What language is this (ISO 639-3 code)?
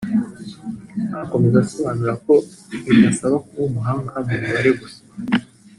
kin